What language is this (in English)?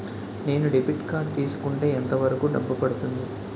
Telugu